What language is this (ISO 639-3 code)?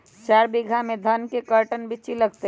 mag